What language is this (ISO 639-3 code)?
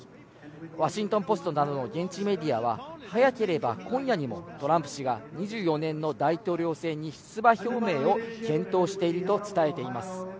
jpn